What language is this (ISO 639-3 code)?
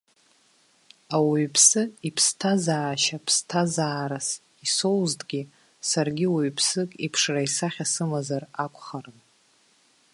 abk